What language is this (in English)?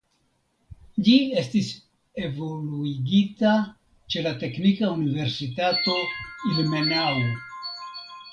Esperanto